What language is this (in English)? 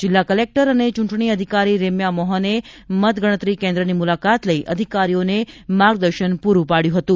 Gujarati